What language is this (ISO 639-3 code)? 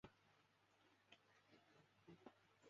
zho